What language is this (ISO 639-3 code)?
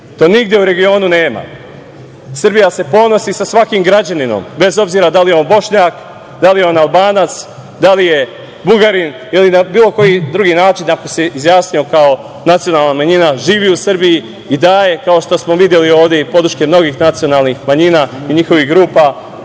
srp